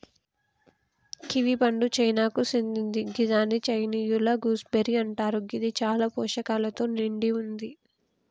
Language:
Telugu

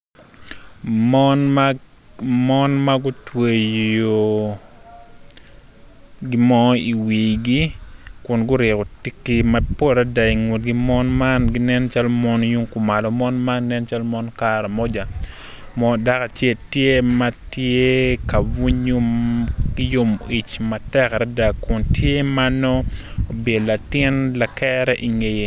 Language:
Acoli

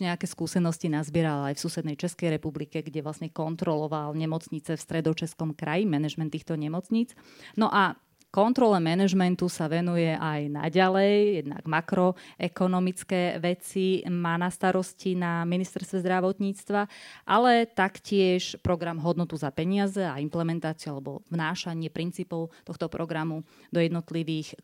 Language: Slovak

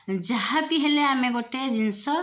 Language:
Odia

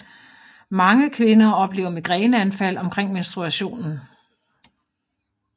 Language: Danish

